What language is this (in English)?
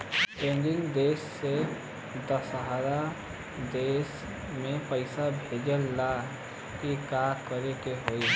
Bhojpuri